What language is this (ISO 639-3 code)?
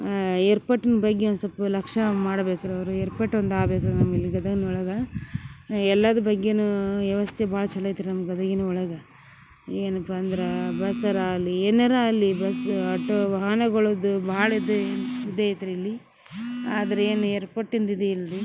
kan